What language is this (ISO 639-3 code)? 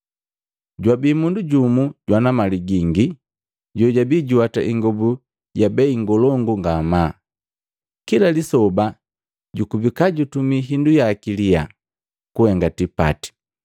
mgv